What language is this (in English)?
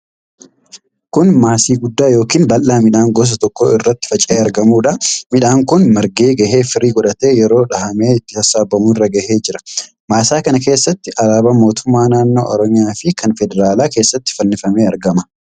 Oromo